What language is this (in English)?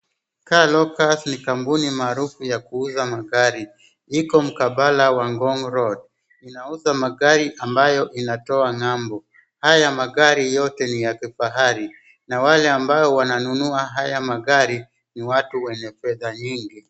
Swahili